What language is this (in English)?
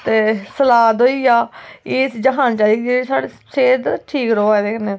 Dogri